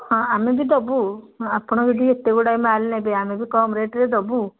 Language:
Odia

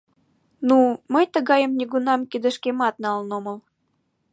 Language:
Mari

